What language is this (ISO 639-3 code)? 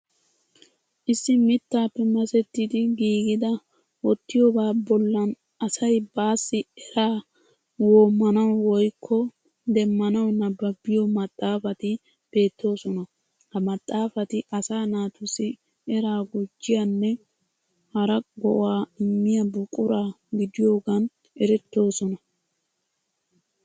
wal